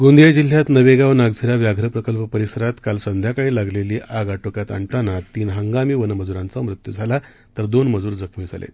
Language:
Marathi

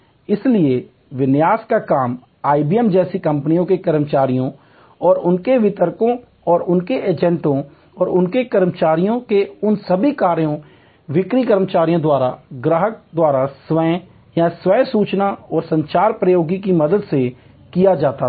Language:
Hindi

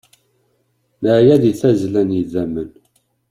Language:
Kabyle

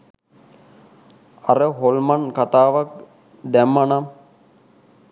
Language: Sinhala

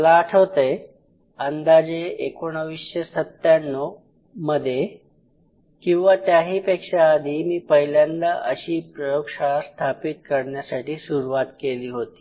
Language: Marathi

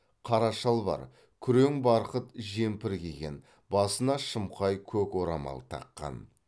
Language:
Kazakh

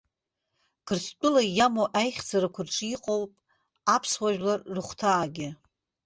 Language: Abkhazian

